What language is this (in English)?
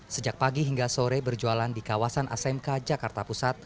Indonesian